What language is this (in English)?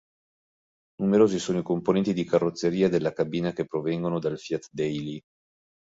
Italian